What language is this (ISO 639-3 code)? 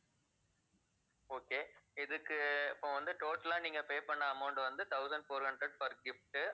tam